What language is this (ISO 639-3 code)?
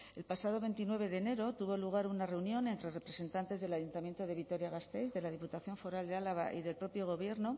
spa